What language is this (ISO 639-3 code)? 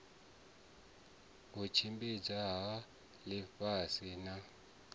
ven